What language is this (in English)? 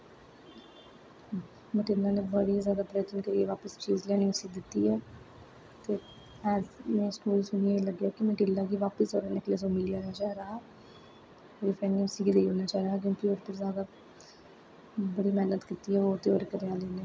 Dogri